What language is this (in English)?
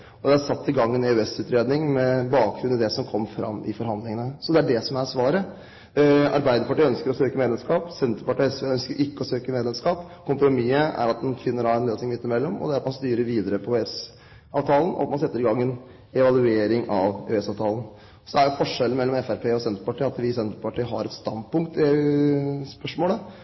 Norwegian Bokmål